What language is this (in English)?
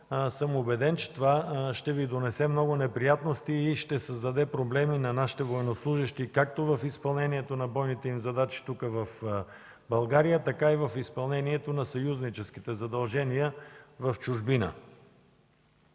Bulgarian